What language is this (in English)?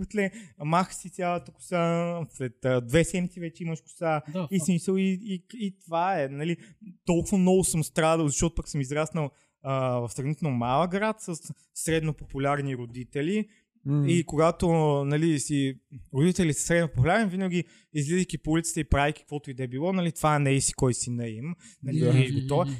Bulgarian